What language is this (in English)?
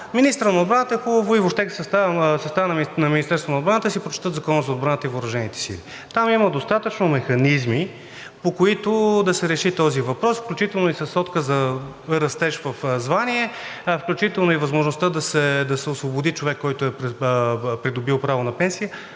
Bulgarian